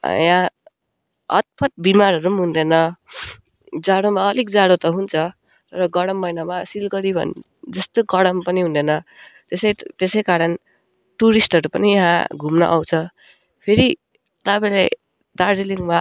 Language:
Nepali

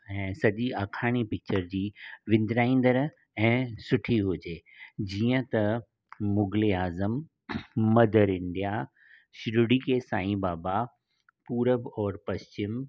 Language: Sindhi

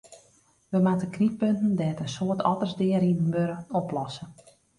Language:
Western Frisian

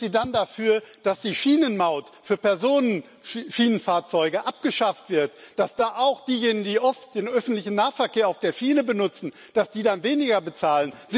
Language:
German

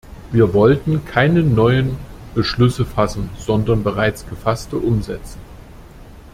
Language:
German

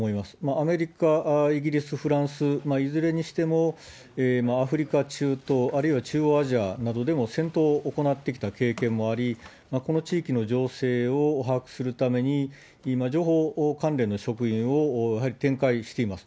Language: Japanese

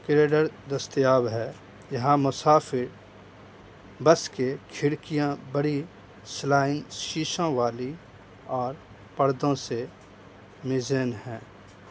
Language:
Urdu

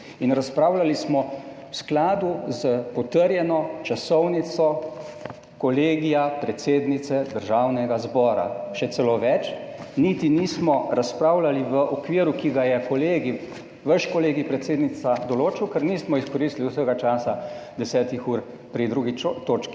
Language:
Slovenian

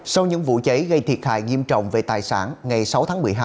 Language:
Vietnamese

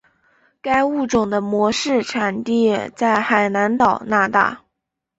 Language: Chinese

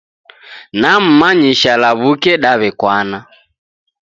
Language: Taita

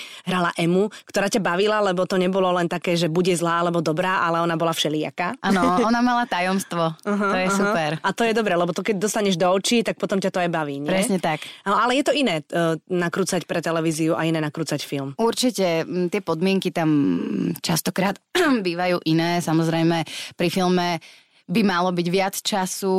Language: Slovak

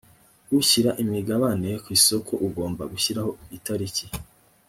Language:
Kinyarwanda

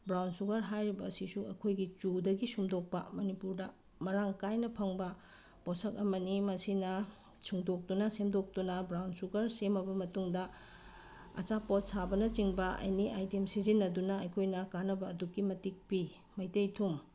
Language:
Manipuri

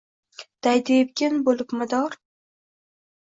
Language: Uzbek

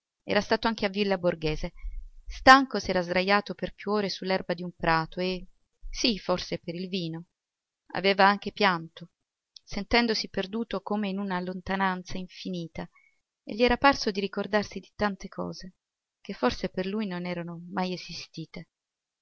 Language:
Italian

